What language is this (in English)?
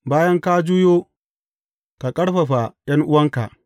Hausa